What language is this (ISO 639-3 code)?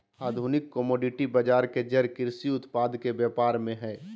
mag